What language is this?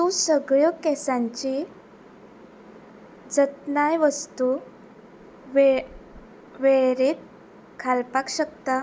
Konkani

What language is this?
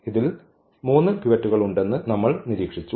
Malayalam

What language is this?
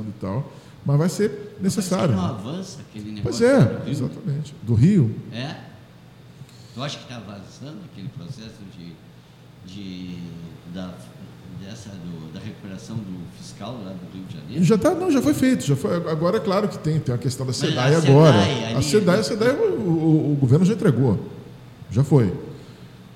Portuguese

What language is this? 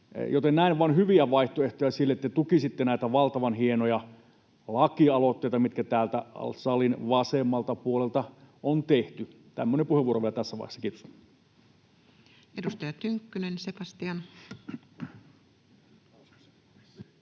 Finnish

